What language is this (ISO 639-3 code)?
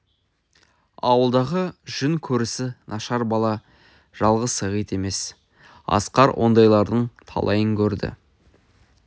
kaz